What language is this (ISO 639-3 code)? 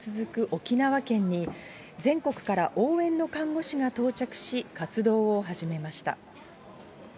jpn